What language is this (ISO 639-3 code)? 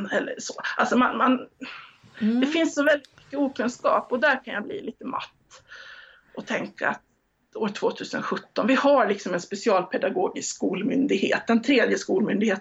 swe